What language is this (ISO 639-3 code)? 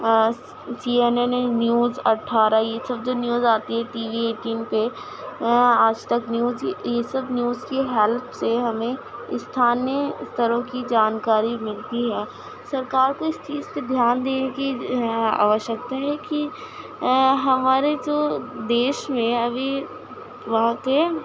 urd